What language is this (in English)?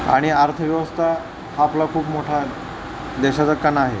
Marathi